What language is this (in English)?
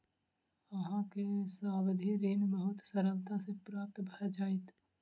Maithili